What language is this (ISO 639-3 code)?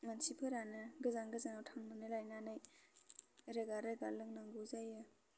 brx